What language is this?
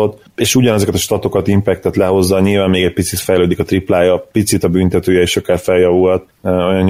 Hungarian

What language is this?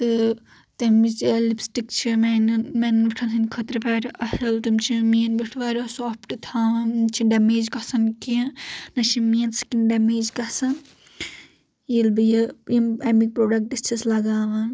Kashmiri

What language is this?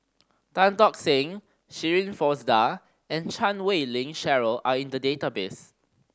English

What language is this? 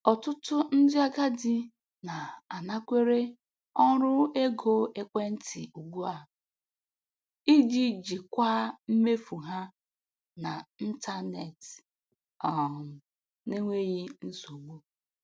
Igbo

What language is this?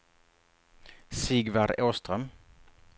Swedish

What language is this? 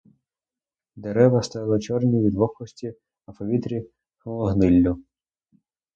Ukrainian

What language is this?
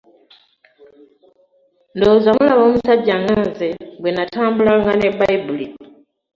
Ganda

